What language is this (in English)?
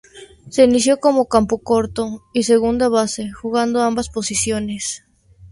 Spanish